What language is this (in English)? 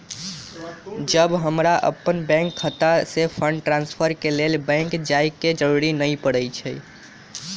Magahi